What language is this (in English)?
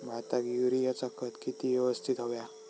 Marathi